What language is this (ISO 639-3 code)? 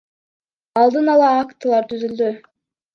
kir